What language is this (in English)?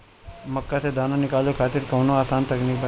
Bhojpuri